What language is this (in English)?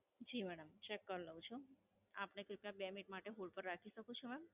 Gujarati